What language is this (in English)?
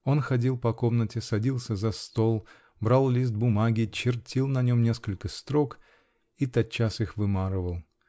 Russian